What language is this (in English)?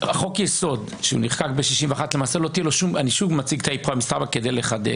Hebrew